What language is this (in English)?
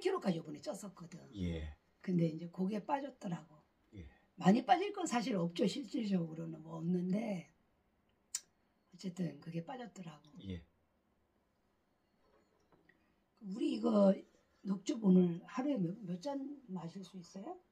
Korean